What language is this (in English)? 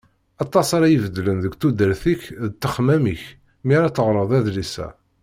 Kabyle